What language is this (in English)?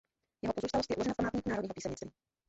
Czech